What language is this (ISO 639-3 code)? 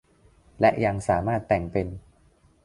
tha